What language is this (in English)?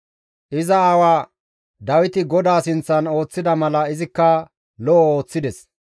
Gamo